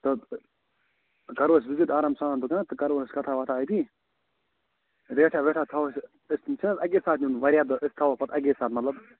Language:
Kashmiri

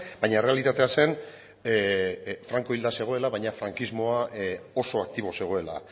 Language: Basque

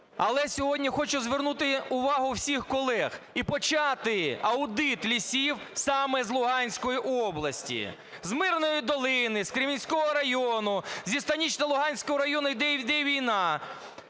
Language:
Ukrainian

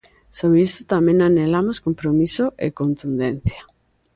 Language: Galician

